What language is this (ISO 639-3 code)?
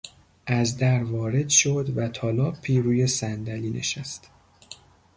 fas